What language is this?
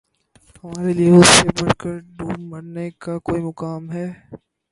Urdu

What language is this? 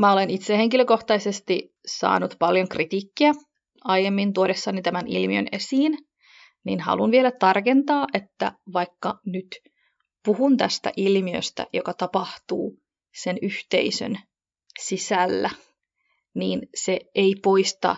Finnish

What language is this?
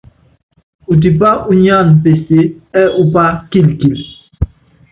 Yangben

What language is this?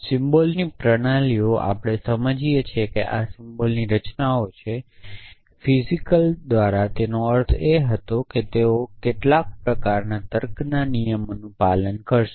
Gujarati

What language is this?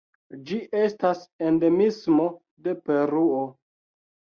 Esperanto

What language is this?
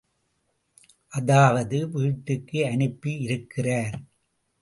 Tamil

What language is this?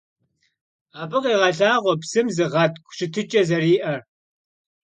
Kabardian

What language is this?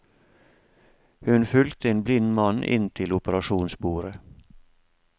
Norwegian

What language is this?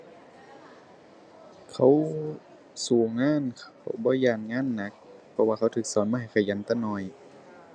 Thai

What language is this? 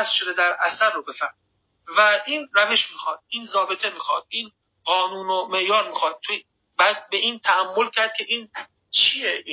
Persian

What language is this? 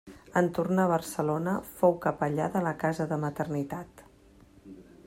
Catalan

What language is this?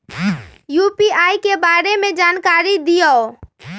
Magahi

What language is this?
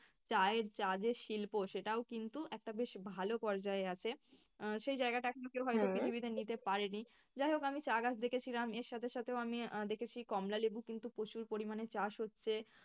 Bangla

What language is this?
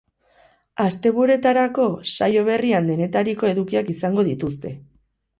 Basque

